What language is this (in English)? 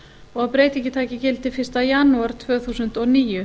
Icelandic